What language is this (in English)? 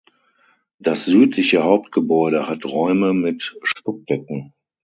German